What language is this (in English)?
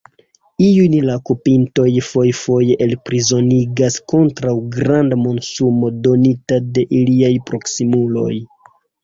Esperanto